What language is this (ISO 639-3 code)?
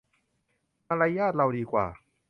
tha